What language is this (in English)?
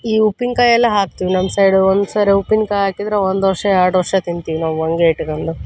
Kannada